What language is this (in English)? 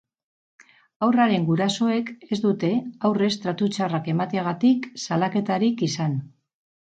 Basque